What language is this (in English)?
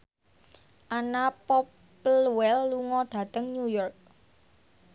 Javanese